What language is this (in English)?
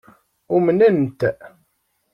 Kabyle